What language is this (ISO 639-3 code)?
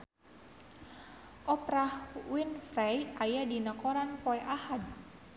sun